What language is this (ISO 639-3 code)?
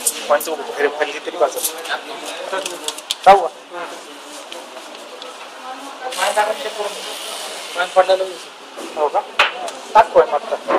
ind